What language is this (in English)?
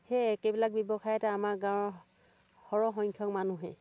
Assamese